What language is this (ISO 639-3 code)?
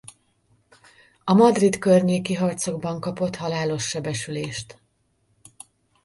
hun